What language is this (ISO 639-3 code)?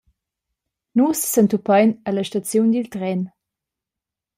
roh